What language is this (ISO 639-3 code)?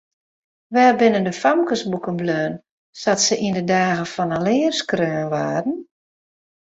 fry